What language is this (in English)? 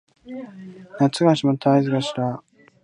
Japanese